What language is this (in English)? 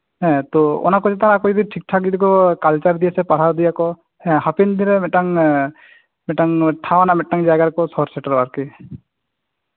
Santali